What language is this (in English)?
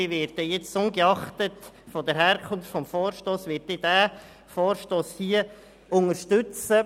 Swiss German